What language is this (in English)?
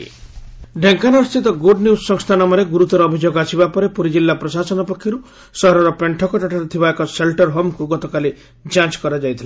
Odia